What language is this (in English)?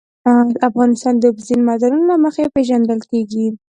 Pashto